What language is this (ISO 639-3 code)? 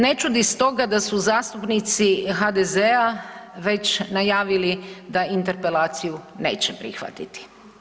hrv